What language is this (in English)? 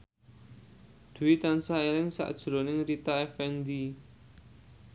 Javanese